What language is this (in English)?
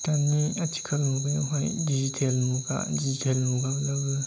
Bodo